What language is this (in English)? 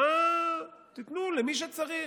Hebrew